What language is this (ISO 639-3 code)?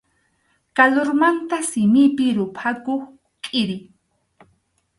qxu